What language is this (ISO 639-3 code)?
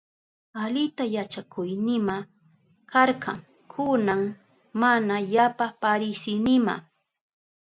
qup